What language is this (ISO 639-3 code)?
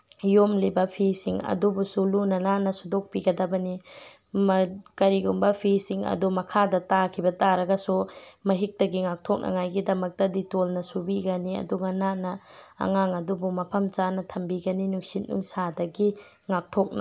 mni